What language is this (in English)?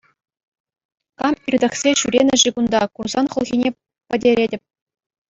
Chuvash